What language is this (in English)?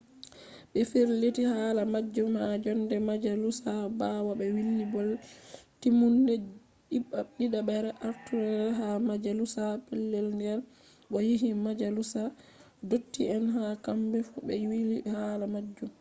Fula